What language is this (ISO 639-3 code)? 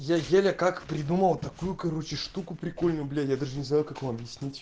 rus